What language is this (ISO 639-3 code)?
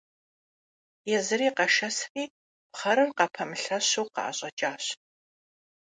kbd